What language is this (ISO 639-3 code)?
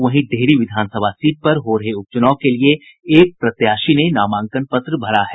hin